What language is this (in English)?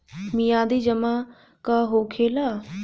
Bhojpuri